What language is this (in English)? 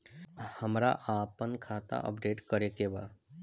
Bhojpuri